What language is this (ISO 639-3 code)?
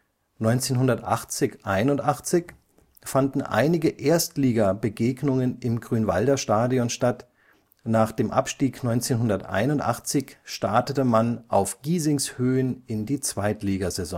deu